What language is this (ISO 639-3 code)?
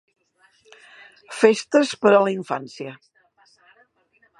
cat